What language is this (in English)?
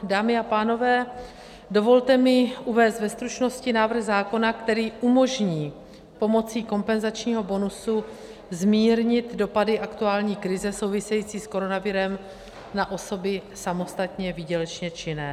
Czech